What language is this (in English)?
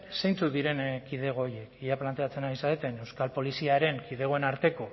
Basque